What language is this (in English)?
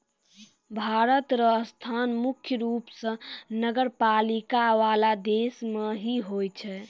Maithili